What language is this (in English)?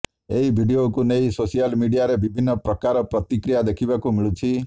Odia